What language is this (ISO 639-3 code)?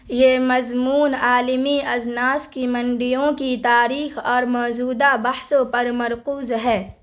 urd